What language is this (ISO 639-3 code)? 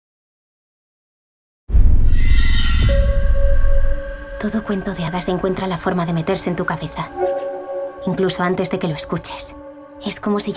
spa